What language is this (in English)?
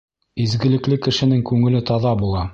Bashkir